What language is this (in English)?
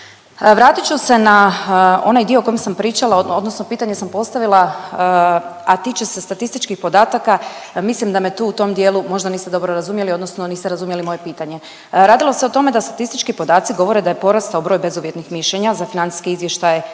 Croatian